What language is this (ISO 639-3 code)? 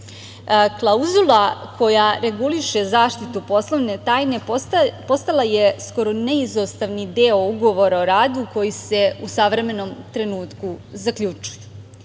srp